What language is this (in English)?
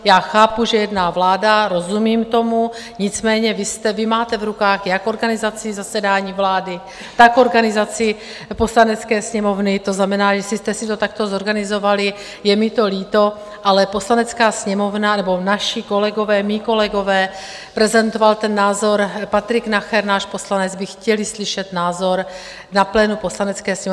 Czech